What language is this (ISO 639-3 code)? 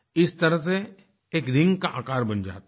hin